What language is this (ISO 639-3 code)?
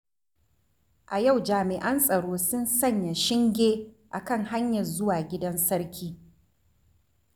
hau